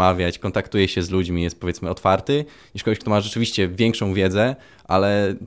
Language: Polish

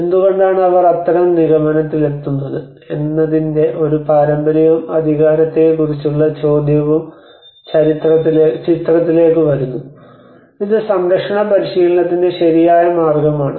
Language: Malayalam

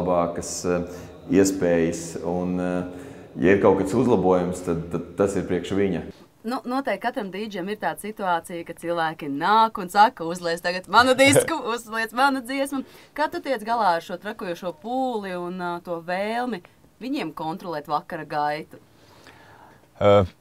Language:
Latvian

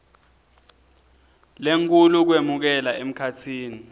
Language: Swati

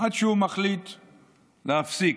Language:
Hebrew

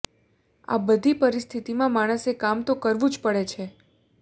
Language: Gujarati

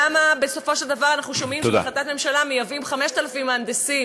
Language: Hebrew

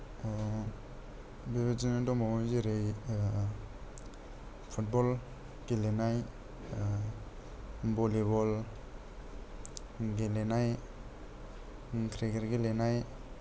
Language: Bodo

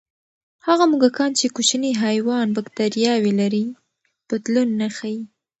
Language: Pashto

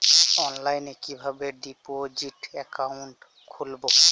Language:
Bangla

